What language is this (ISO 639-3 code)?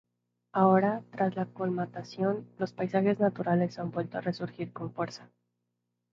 spa